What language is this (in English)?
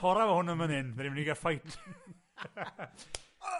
Welsh